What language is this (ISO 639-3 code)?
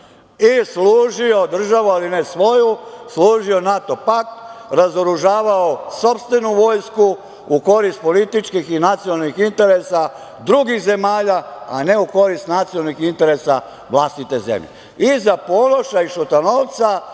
srp